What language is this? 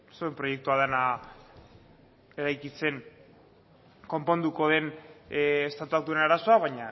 Basque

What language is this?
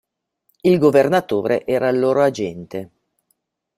Italian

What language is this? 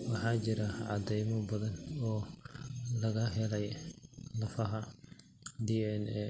Somali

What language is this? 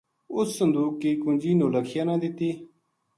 Gujari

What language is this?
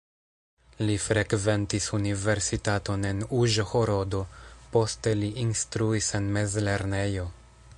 Esperanto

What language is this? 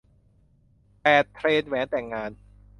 Thai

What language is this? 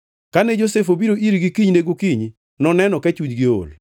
Luo (Kenya and Tanzania)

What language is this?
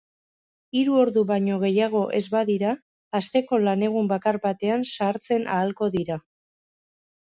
Basque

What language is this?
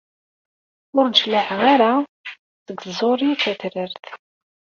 Kabyle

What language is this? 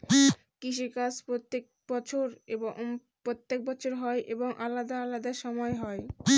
Bangla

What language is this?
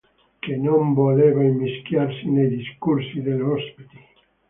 Italian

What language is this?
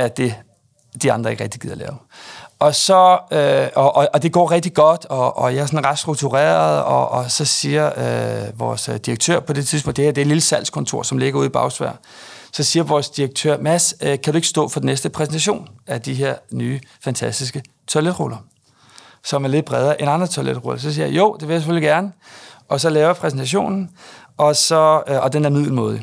Danish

